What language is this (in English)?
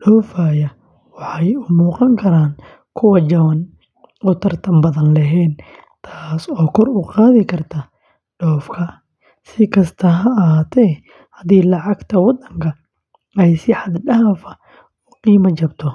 Somali